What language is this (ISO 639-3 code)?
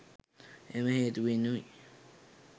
sin